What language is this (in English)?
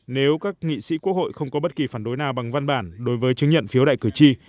Vietnamese